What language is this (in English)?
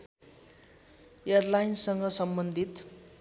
Nepali